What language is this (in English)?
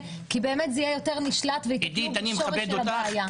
Hebrew